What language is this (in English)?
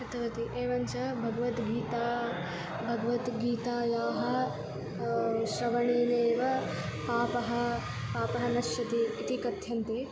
Sanskrit